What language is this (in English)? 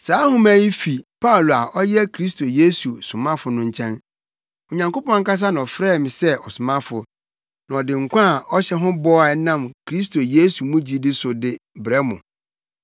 Akan